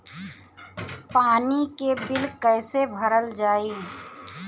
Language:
Bhojpuri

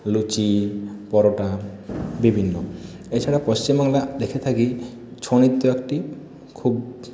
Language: Bangla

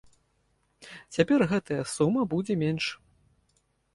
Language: Belarusian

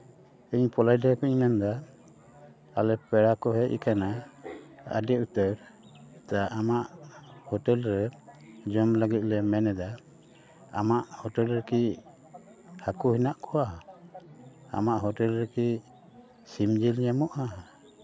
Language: Santali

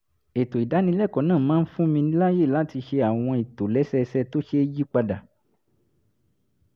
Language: Yoruba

